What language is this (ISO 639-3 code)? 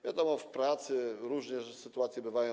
pol